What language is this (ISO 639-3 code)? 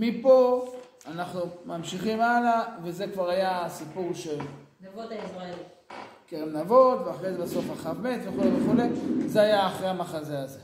heb